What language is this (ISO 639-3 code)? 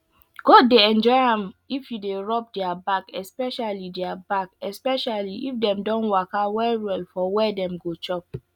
pcm